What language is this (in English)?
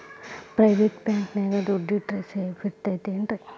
Kannada